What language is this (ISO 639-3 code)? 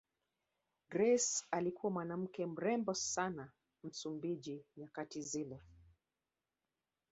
swa